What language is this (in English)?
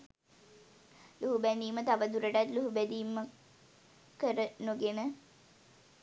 Sinhala